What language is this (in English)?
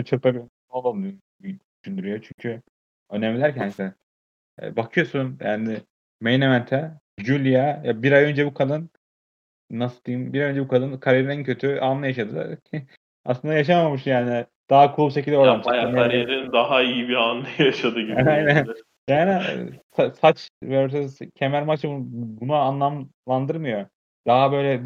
Turkish